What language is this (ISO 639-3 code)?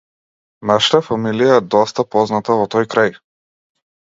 mkd